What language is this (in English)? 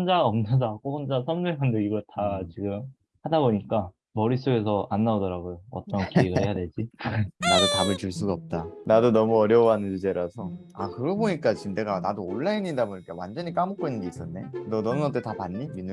Korean